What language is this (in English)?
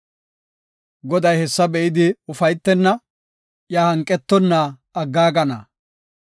Gofa